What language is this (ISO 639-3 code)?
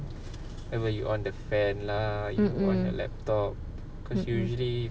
eng